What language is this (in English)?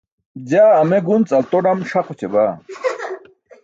Burushaski